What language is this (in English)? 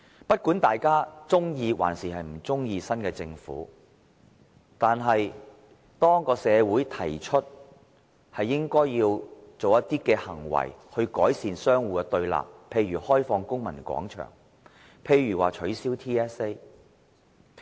Cantonese